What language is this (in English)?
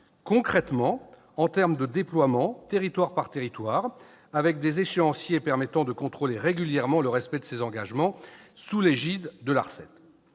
French